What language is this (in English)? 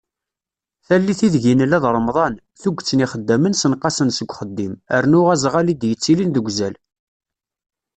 Kabyle